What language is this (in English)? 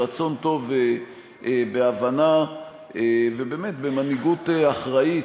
Hebrew